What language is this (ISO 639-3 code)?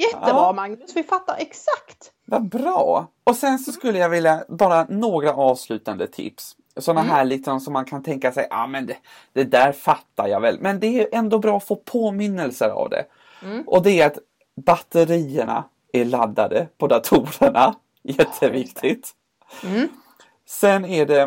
swe